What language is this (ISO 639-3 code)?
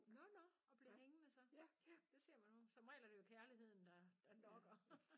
dan